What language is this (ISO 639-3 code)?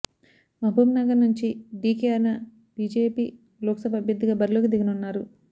tel